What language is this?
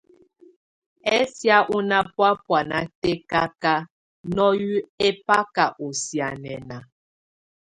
Tunen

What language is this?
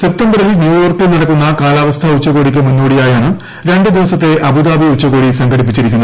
Malayalam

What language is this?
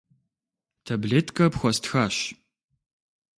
Kabardian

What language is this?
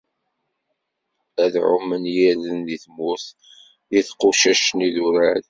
Kabyle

